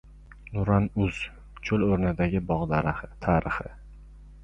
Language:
Uzbek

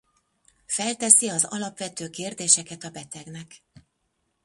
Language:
Hungarian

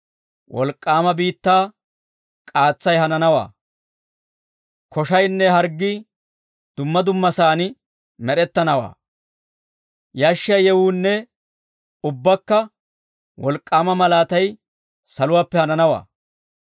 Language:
Dawro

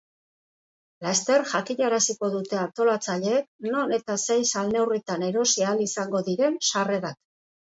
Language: Basque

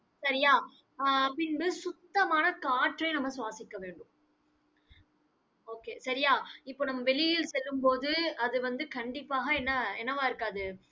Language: Tamil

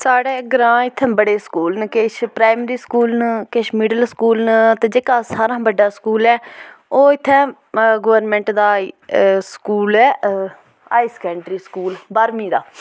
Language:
Dogri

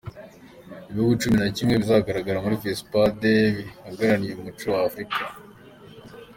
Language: Kinyarwanda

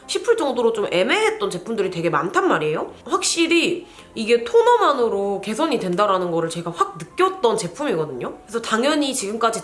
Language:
Korean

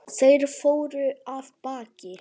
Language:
Icelandic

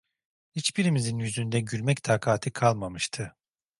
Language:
Turkish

